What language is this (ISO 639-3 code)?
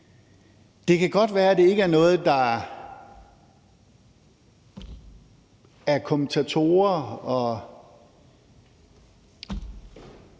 dan